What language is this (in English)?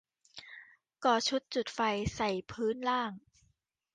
Thai